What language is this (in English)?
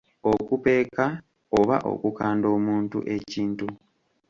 Ganda